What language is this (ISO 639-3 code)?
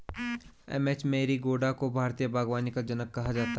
hin